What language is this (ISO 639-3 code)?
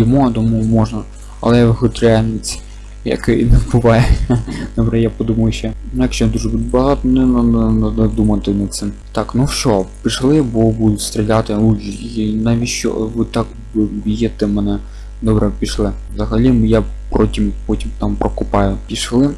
rus